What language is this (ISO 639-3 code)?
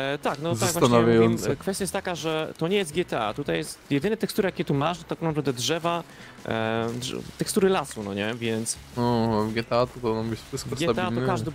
pol